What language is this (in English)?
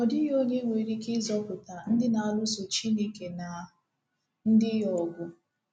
Igbo